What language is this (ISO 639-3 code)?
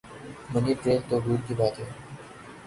urd